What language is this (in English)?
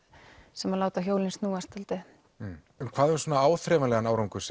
Icelandic